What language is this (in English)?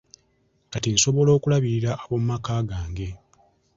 Ganda